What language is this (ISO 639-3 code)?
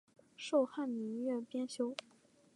zho